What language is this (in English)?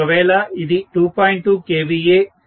Telugu